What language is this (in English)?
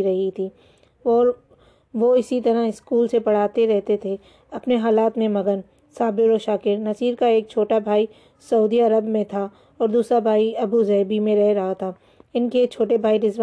Urdu